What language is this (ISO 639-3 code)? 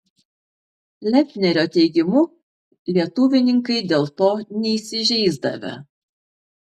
lit